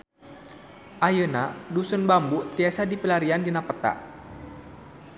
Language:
Sundanese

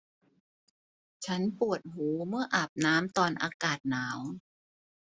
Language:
Thai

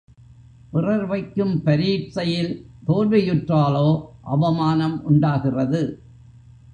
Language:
Tamil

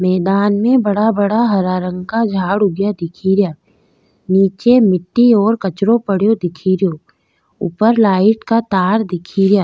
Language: Rajasthani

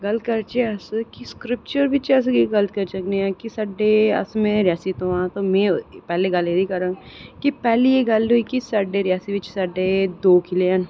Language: Dogri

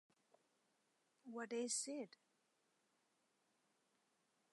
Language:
Chinese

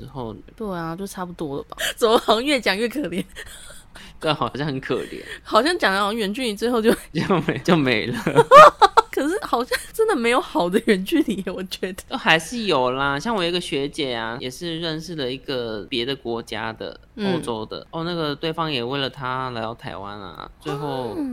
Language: Chinese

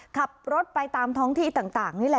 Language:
Thai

